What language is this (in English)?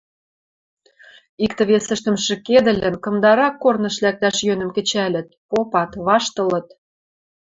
Western Mari